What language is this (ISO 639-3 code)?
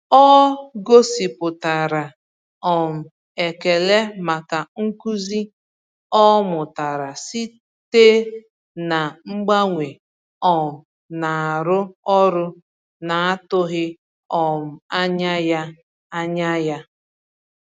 ibo